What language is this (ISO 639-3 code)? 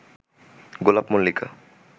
ben